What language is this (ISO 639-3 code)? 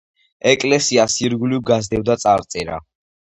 kat